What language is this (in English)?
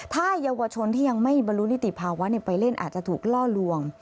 Thai